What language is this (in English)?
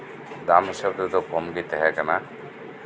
Santali